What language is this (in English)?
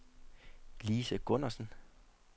Danish